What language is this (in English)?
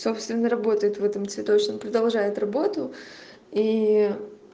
Russian